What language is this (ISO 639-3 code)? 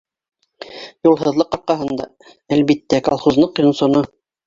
bak